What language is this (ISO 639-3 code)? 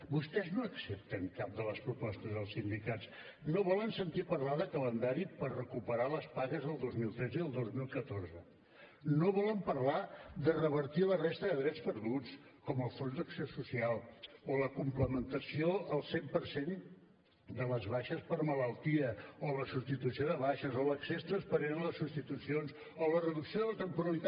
cat